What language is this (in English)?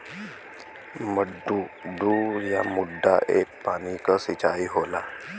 Bhojpuri